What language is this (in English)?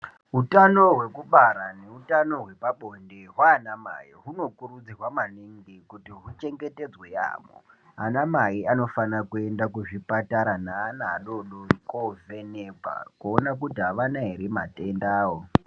Ndau